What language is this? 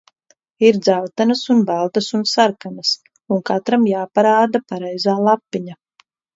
Latvian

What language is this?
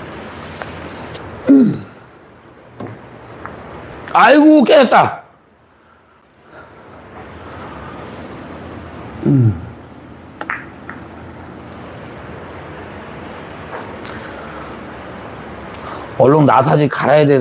Korean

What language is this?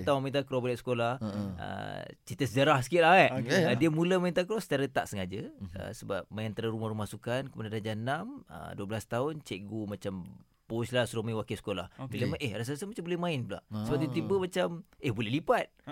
Malay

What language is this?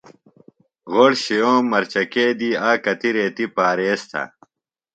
Phalura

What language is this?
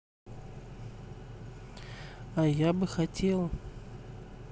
Russian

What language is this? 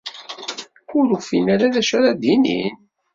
Kabyle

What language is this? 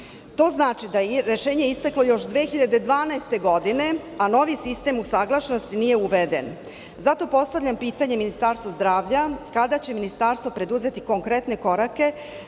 Serbian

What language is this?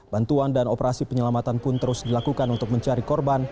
Indonesian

